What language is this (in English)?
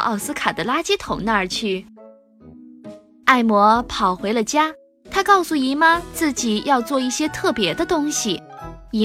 Chinese